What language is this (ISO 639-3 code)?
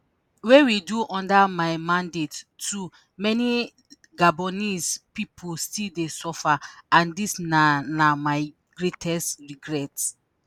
pcm